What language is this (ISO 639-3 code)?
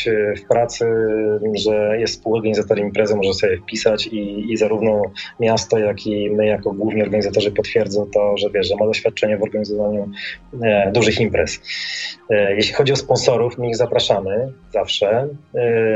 pol